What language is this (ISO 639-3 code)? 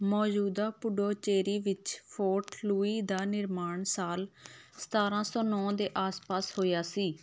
pan